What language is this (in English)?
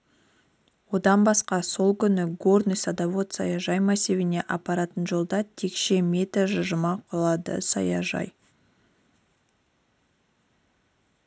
Kazakh